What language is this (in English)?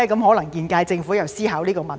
Cantonese